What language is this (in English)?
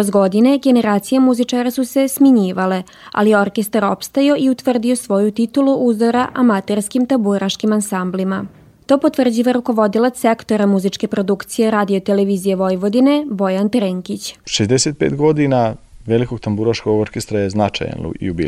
Croatian